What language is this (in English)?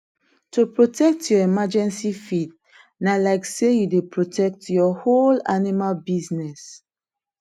Nigerian Pidgin